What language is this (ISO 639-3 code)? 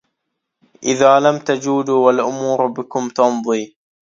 ara